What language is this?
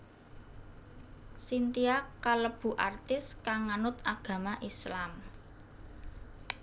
Javanese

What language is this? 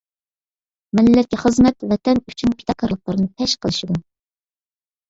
Uyghur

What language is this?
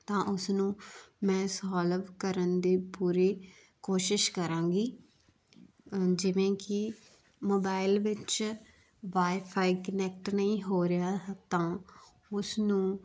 Punjabi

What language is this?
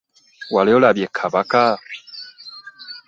Ganda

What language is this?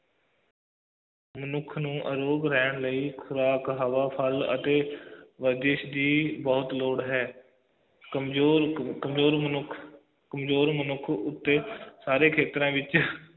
Punjabi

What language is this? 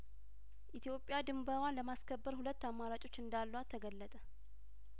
Amharic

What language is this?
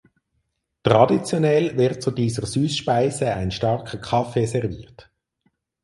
German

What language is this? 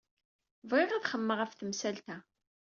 Kabyle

